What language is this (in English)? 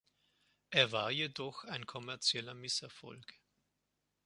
German